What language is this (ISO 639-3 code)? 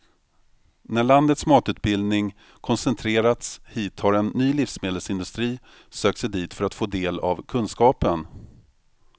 swe